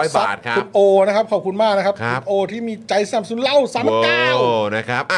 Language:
Thai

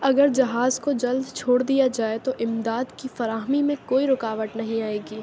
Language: Urdu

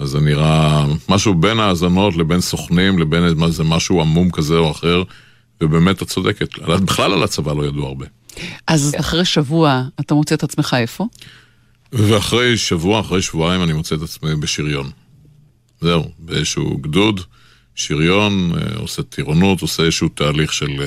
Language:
Hebrew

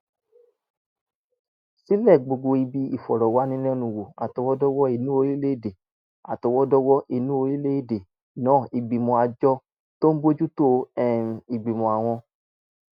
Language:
Yoruba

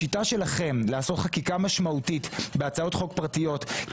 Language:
Hebrew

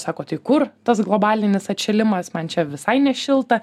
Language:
Lithuanian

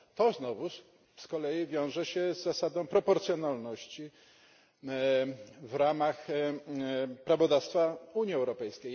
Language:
Polish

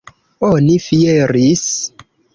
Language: Esperanto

